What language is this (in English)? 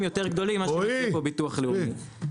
Hebrew